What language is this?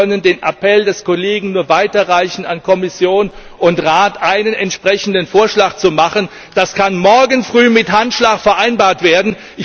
German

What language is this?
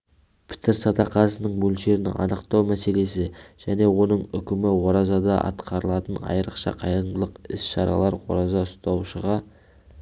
Kazakh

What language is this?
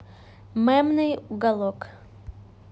Russian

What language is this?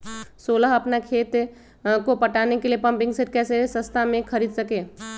Magahi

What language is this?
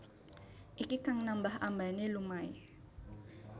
Javanese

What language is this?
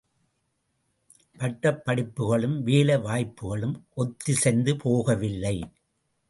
Tamil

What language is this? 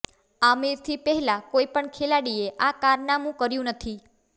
Gujarati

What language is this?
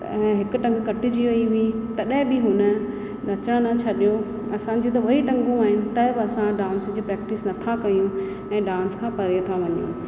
Sindhi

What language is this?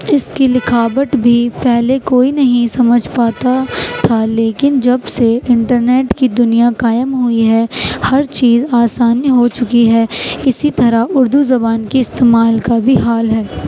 Urdu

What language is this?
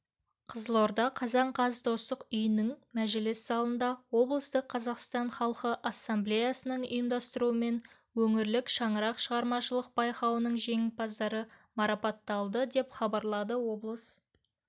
Kazakh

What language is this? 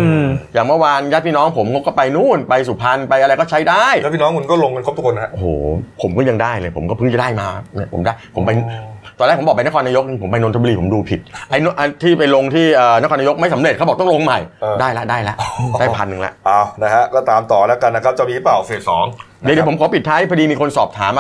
Thai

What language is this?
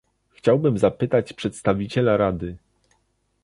Polish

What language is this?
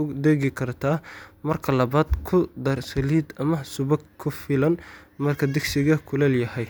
Somali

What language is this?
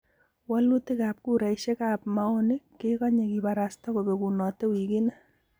Kalenjin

